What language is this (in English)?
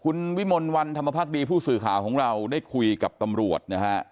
Thai